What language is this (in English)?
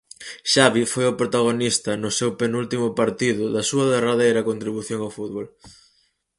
Galician